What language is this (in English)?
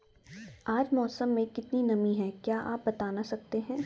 Hindi